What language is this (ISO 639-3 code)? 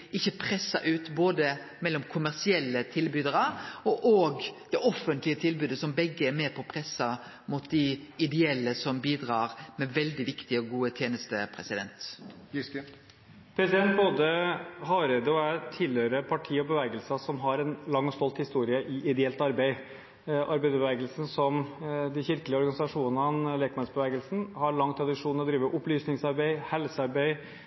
nor